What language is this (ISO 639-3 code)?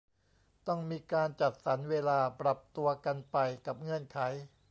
tha